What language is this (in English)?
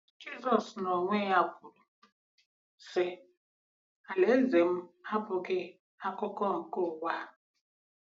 Igbo